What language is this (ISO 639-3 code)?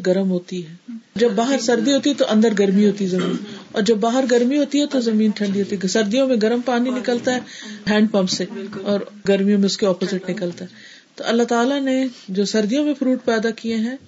urd